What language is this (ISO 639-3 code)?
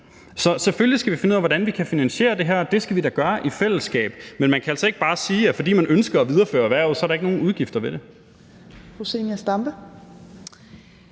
dan